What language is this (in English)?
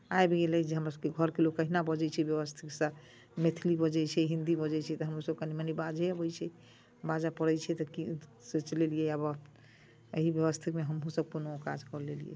Maithili